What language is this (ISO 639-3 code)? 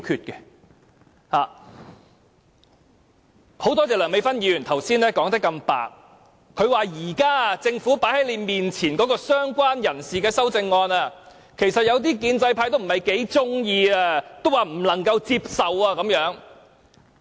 yue